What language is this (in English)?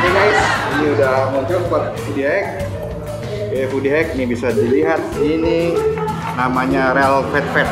Indonesian